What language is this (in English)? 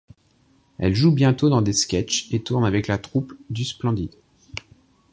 French